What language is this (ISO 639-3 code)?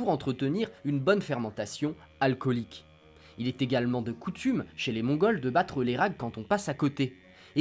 fra